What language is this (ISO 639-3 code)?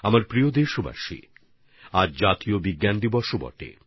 ben